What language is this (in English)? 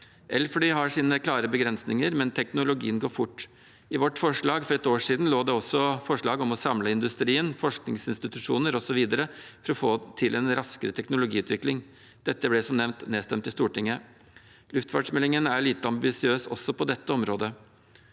Norwegian